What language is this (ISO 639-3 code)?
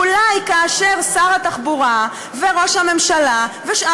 heb